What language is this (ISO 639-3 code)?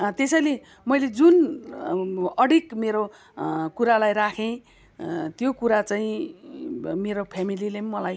nep